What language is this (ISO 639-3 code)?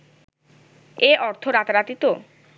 ben